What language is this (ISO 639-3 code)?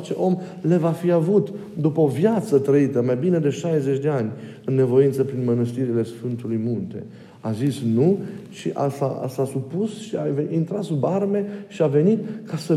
ron